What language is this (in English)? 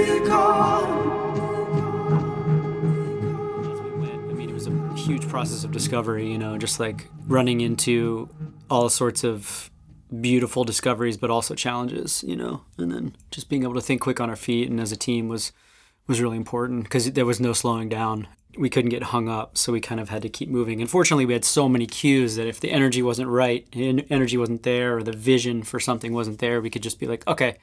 English